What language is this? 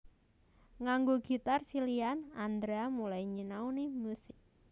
Javanese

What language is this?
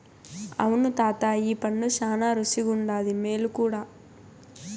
Telugu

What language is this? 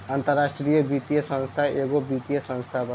Bhojpuri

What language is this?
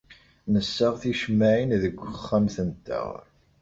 Kabyle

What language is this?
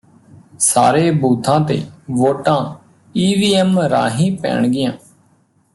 Punjabi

